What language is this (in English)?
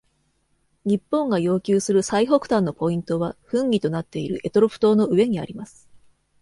Japanese